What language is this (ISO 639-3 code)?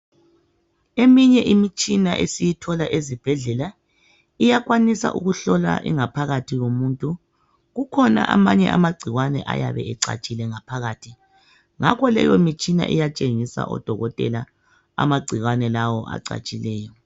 nde